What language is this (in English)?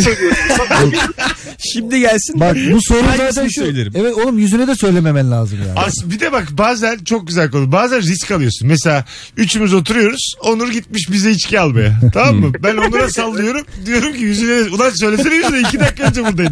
Turkish